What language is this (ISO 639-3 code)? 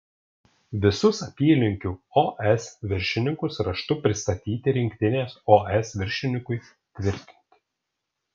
lit